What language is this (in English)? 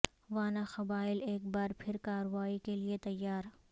Urdu